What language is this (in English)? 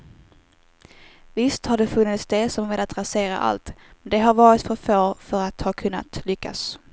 Swedish